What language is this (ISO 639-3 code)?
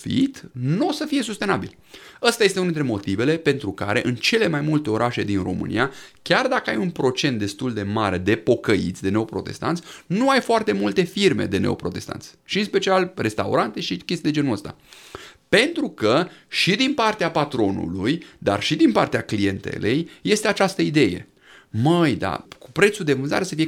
ron